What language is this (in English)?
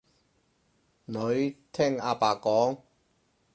Cantonese